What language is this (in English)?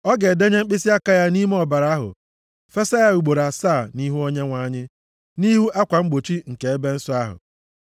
Igbo